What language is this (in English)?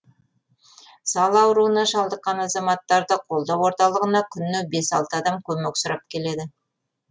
Kazakh